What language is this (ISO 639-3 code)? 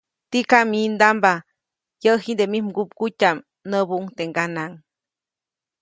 zoc